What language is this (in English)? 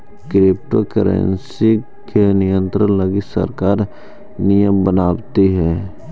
Magahi